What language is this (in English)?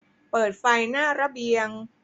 Thai